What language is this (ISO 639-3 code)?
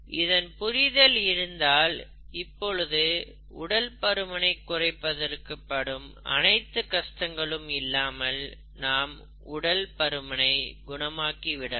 tam